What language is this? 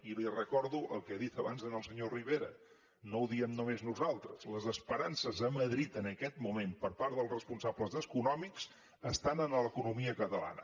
Catalan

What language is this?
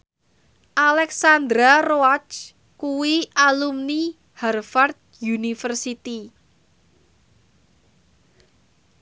Javanese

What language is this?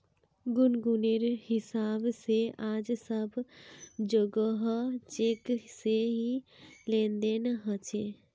Magahi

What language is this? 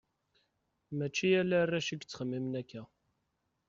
Kabyle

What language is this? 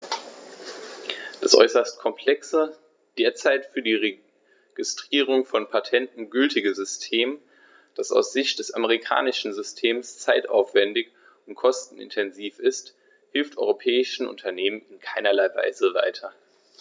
German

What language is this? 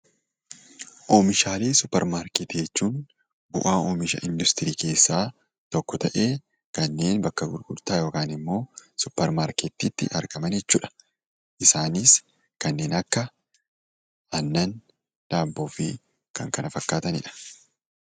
Oromo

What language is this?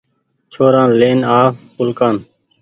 Goaria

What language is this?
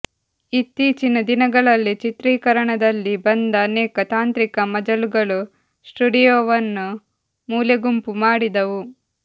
Kannada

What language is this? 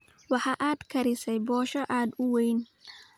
Somali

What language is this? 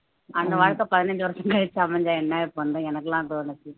Tamil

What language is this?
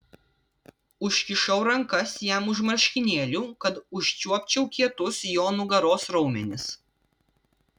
Lithuanian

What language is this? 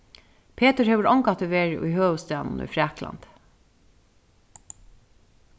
Faroese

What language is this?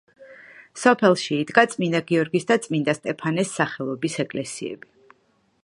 Georgian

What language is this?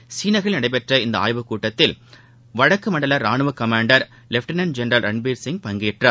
Tamil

